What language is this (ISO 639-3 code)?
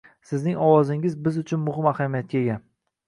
uzb